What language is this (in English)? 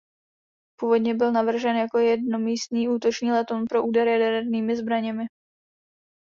Czech